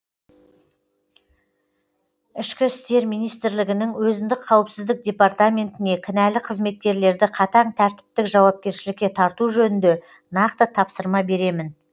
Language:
Kazakh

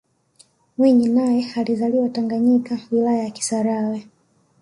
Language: Swahili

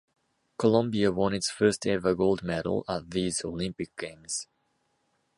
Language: English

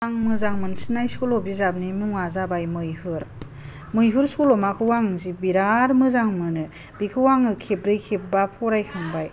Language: Bodo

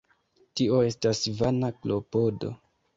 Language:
Esperanto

